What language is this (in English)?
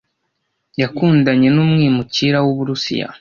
Kinyarwanda